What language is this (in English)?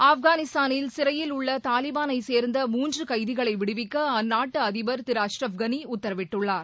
Tamil